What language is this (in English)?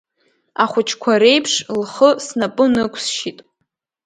Abkhazian